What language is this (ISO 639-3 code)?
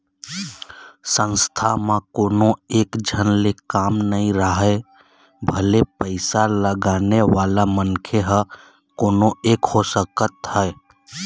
hne